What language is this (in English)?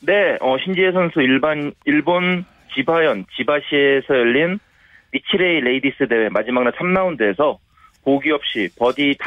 Korean